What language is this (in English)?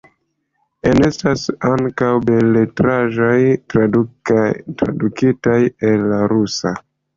Esperanto